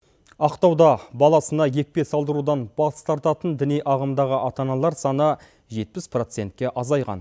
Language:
Kazakh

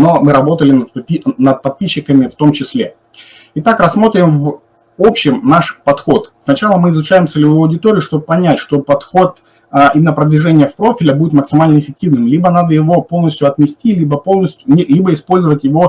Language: Russian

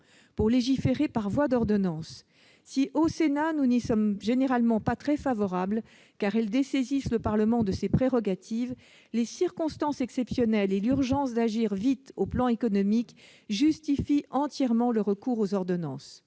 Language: French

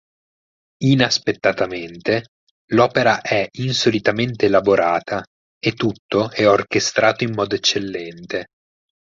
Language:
Italian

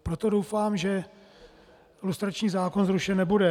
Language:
Czech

